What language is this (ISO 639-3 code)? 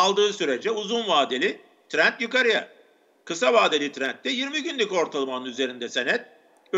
tur